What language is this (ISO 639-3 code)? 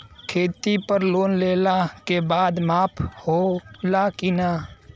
bho